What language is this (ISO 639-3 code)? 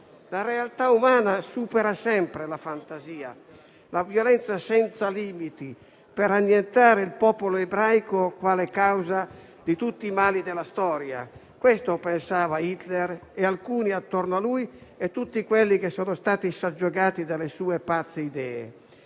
ita